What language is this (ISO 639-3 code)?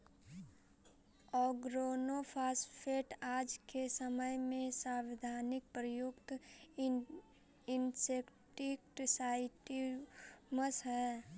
mag